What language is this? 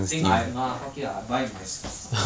English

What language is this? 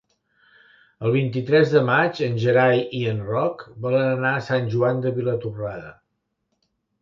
Catalan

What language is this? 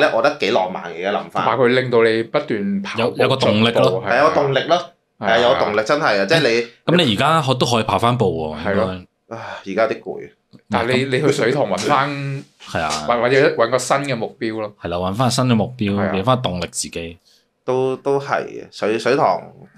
Chinese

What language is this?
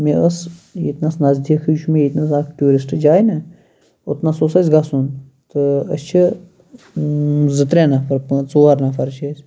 Kashmiri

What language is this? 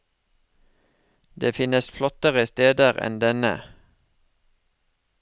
Norwegian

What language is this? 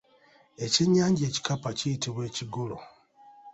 Ganda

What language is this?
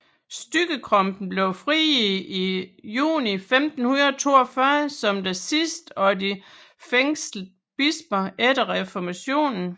Danish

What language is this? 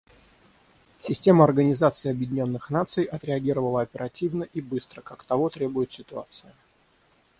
Russian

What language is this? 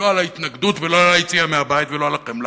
Hebrew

